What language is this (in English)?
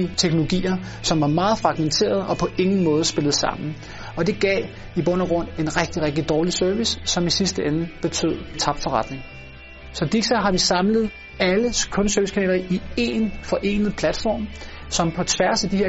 Danish